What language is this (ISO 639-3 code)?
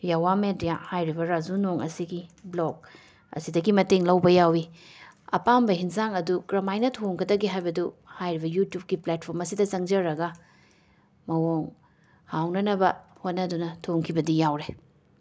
mni